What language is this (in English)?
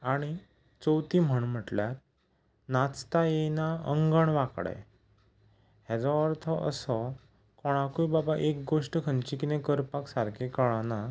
Konkani